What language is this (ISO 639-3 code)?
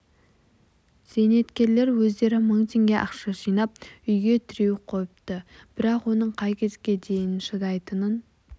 kaz